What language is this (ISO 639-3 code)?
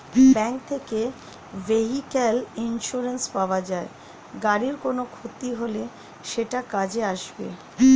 ben